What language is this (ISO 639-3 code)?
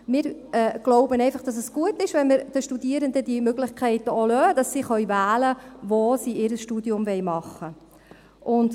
gsw